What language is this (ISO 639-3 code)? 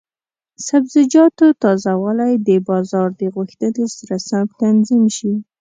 pus